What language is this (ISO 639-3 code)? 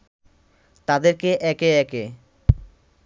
ben